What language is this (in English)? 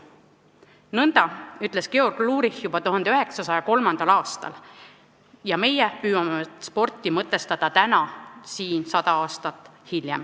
Estonian